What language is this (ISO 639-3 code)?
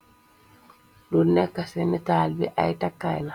wol